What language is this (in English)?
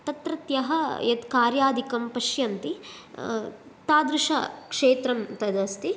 Sanskrit